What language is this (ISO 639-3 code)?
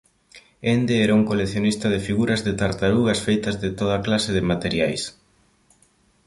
glg